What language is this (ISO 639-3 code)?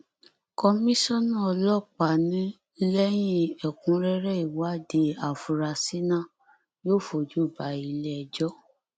yor